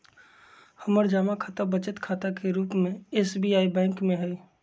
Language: Magahi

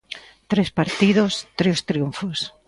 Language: Galician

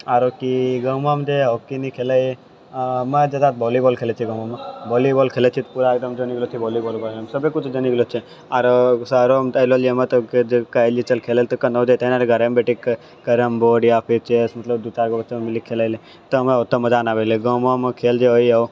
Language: Maithili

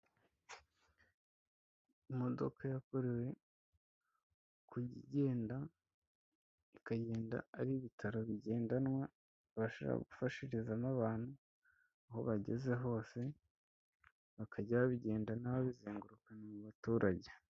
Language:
Kinyarwanda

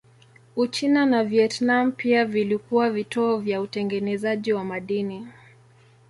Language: Swahili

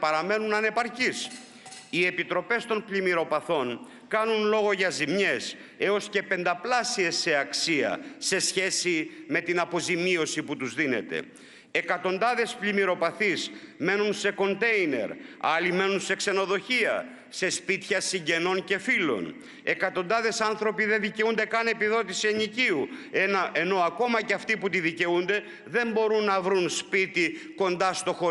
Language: Greek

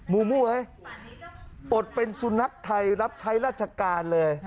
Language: Thai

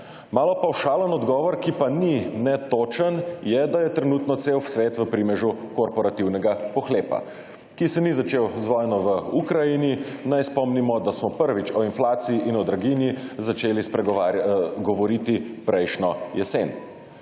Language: Slovenian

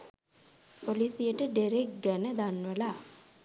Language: Sinhala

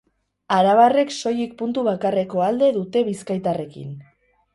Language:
Basque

